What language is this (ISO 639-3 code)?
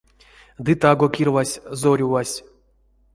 myv